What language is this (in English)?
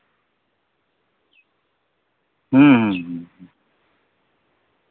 Santali